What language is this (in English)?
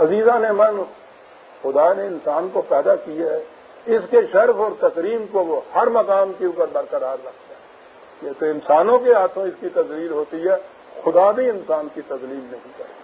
Hindi